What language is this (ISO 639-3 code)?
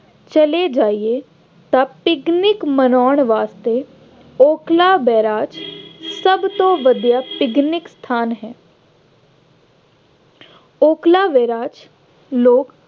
pan